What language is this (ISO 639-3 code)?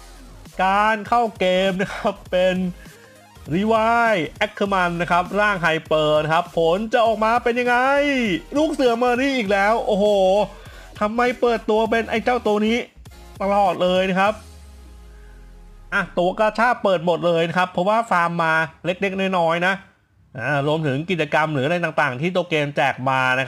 tha